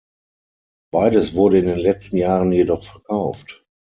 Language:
German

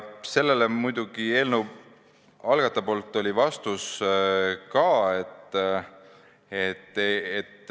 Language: Estonian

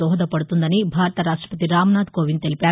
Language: Telugu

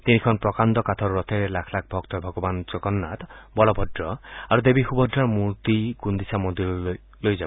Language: Assamese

